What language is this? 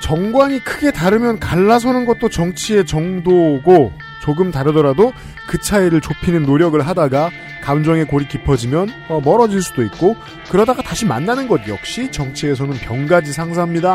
Korean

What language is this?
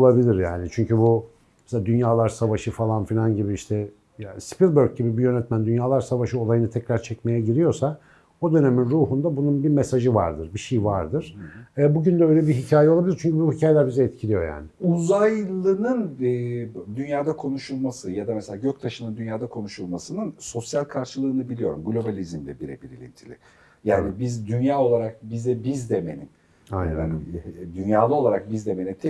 Turkish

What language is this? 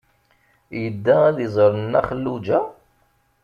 Kabyle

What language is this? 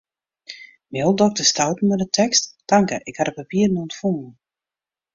Western Frisian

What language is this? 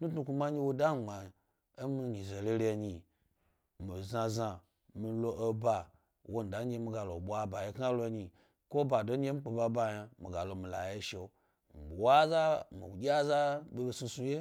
Gbari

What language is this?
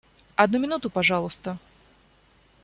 Russian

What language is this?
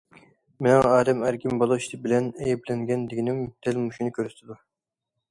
Uyghur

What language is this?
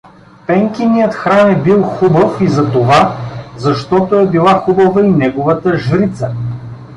Bulgarian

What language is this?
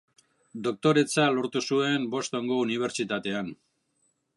Basque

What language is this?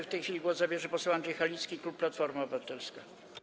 Polish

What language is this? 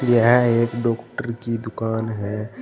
Hindi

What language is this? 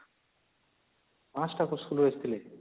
Odia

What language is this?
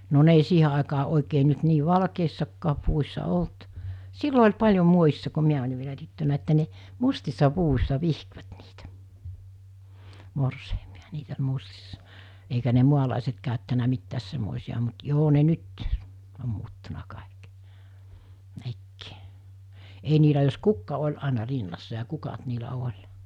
Finnish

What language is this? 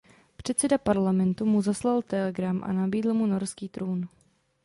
Czech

